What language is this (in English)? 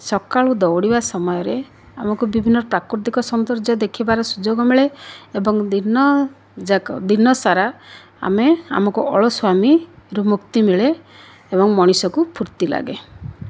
Odia